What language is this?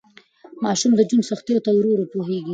Pashto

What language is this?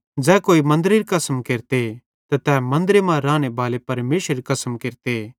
Bhadrawahi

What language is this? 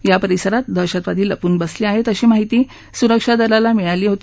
Marathi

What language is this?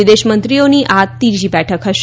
Gujarati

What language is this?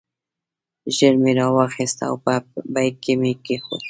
Pashto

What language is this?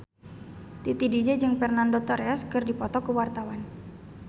Sundanese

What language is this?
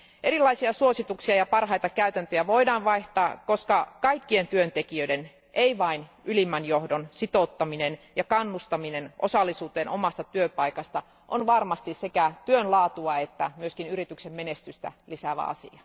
Finnish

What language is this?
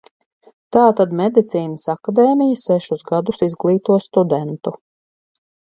Latvian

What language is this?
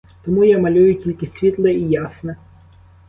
Ukrainian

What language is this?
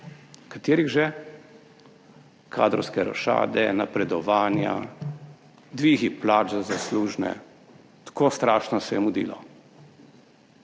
Slovenian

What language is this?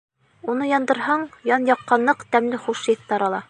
Bashkir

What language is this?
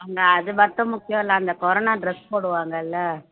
Tamil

